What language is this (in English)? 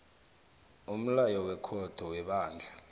South Ndebele